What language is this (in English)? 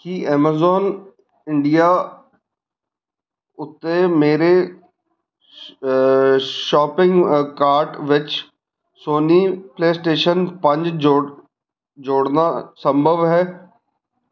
Punjabi